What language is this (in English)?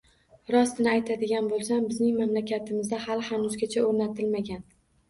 Uzbek